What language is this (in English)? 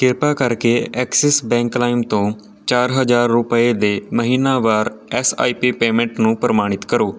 Punjabi